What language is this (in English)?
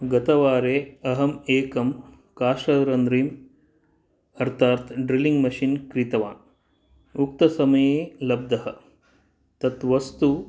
Sanskrit